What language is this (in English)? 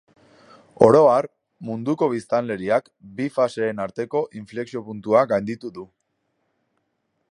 Basque